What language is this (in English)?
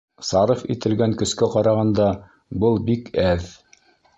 Bashkir